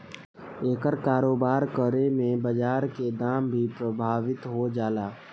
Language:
Bhojpuri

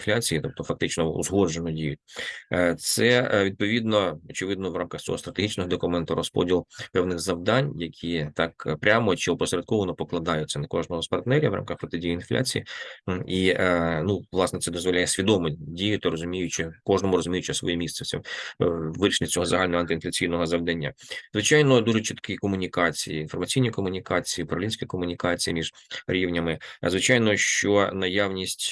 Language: Ukrainian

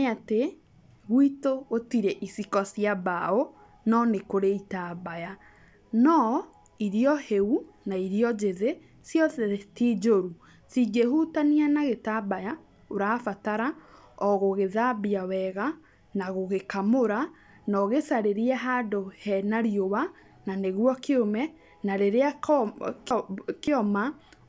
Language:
Kikuyu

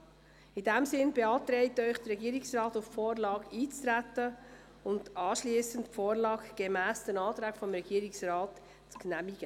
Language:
Swiss German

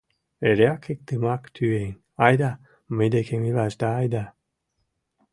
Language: Mari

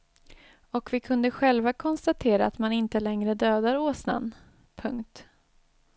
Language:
Swedish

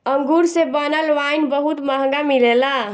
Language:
Bhojpuri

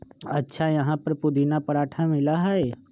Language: Magahi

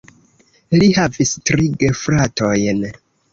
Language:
Esperanto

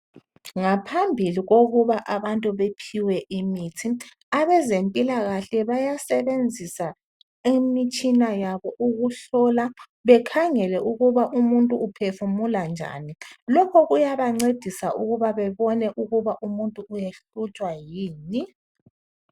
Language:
North Ndebele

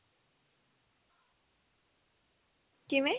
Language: Punjabi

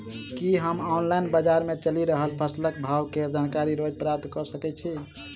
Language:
Maithili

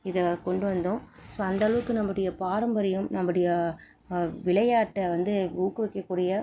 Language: Tamil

